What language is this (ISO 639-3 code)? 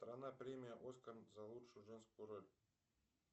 rus